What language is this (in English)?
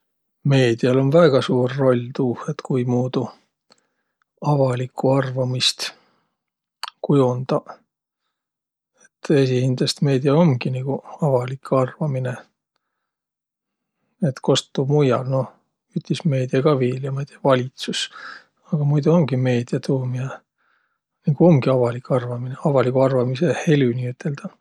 Võro